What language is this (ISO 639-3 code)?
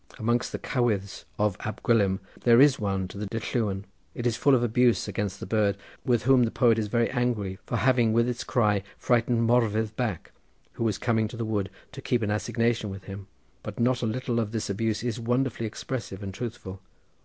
eng